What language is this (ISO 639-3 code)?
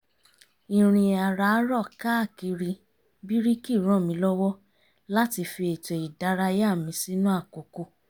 yor